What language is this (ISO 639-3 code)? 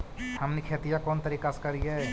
mag